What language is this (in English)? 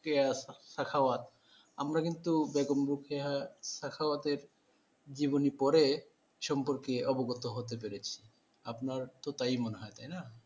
Bangla